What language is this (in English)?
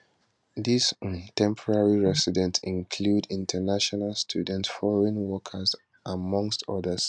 Nigerian Pidgin